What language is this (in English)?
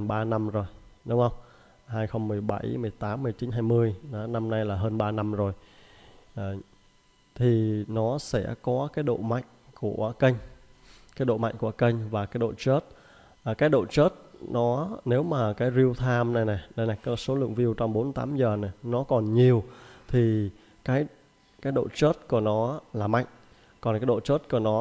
Vietnamese